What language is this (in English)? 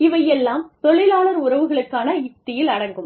Tamil